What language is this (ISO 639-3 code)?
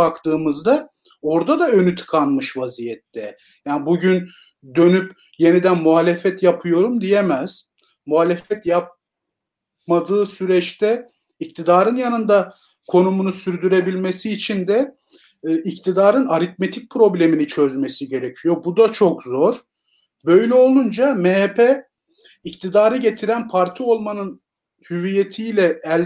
tur